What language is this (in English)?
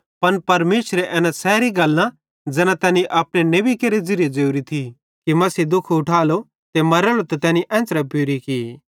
Bhadrawahi